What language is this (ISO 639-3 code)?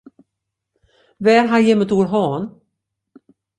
fry